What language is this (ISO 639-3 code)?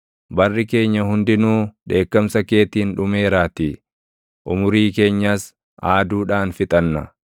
orm